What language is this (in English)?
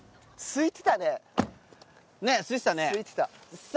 Japanese